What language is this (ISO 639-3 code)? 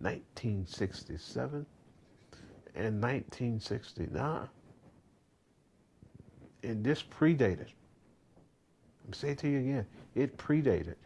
eng